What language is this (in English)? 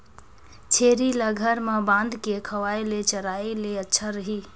Chhattisgarhi